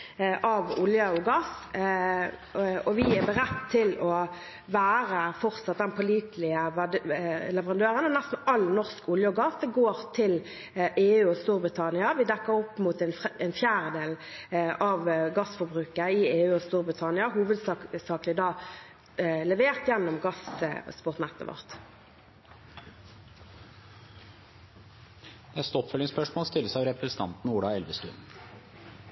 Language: Norwegian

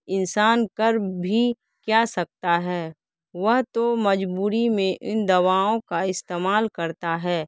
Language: Urdu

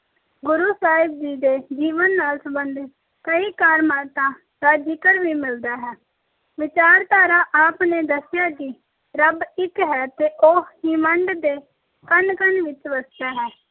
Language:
Punjabi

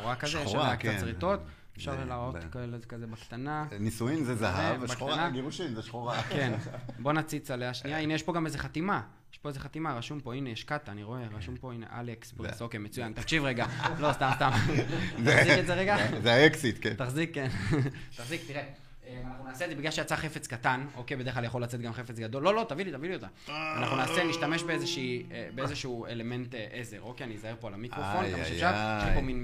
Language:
Hebrew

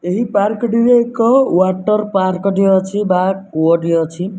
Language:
Odia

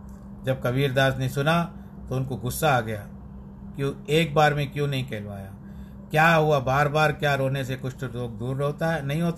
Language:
Hindi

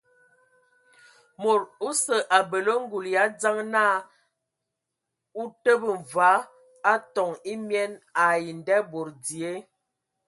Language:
Ewondo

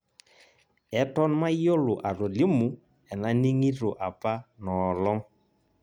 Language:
Masai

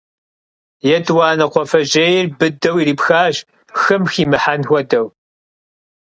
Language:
Kabardian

